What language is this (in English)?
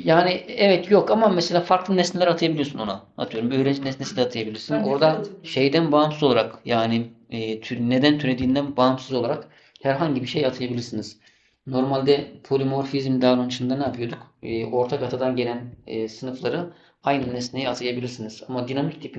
Turkish